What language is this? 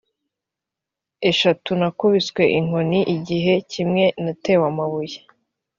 Kinyarwanda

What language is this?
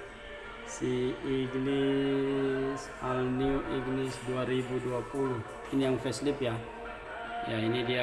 Indonesian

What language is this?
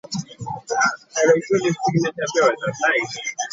Ganda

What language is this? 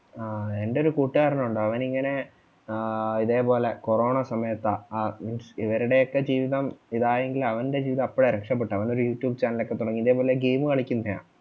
Malayalam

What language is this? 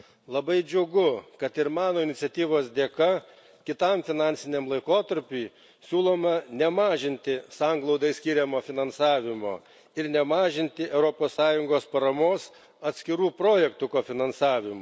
Lithuanian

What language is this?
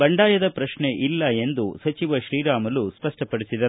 Kannada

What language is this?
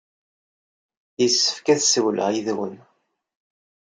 Kabyle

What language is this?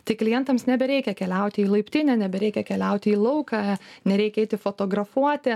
Lithuanian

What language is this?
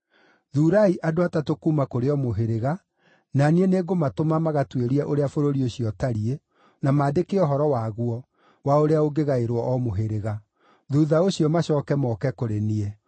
Kikuyu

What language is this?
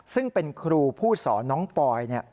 Thai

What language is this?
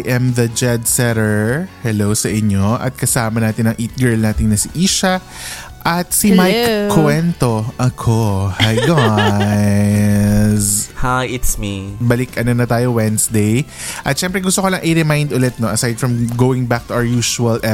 Filipino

